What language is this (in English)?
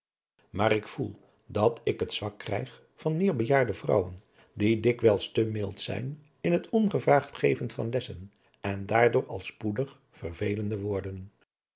Dutch